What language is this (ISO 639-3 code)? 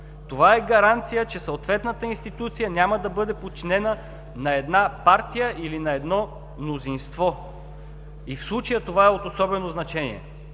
bul